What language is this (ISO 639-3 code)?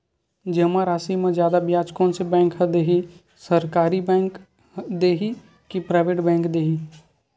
hne